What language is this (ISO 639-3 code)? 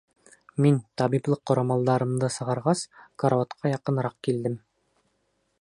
bak